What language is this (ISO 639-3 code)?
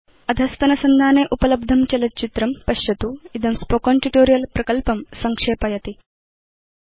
san